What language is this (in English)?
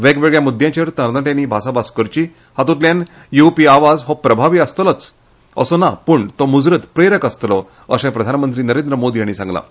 Konkani